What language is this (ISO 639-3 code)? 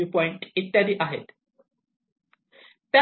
mar